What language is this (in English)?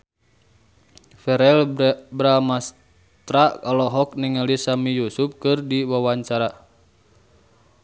Sundanese